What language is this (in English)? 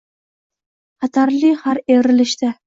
Uzbek